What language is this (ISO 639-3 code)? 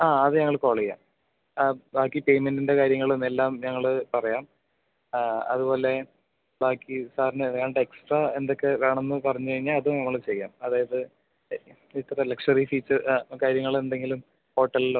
mal